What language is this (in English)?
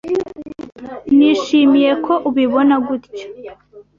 Kinyarwanda